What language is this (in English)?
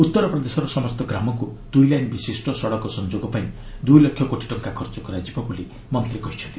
Odia